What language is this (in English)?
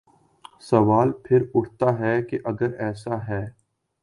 Urdu